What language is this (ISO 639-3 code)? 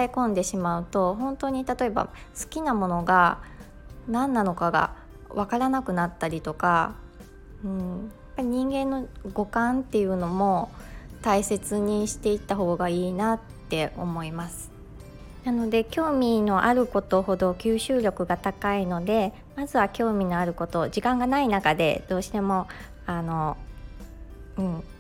jpn